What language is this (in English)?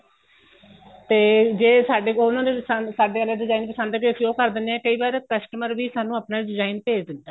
Punjabi